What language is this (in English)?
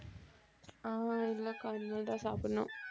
Tamil